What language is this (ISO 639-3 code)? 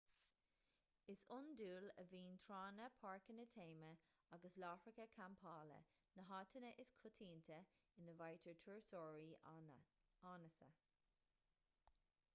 gle